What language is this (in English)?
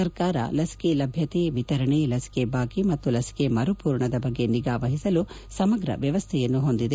Kannada